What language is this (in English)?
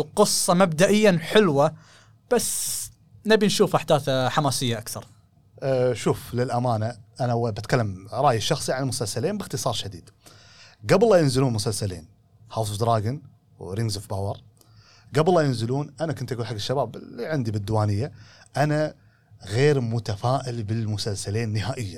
Arabic